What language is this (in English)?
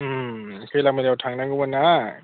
Bodo